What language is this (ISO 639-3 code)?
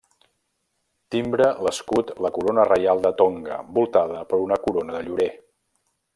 cat